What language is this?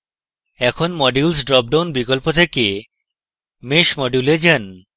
Bangla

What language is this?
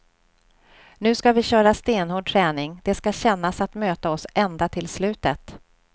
Swedish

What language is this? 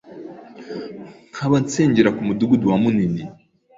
Kinyarwanda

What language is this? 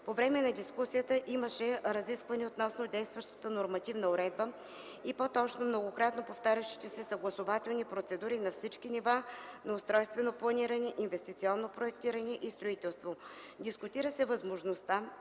Bulgarian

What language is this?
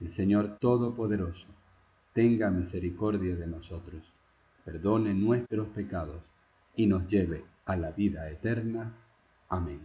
Spanish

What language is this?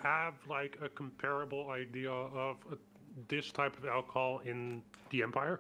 English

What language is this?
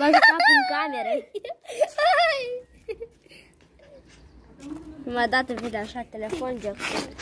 Romanian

